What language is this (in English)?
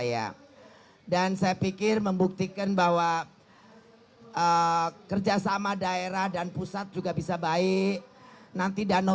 Indonesian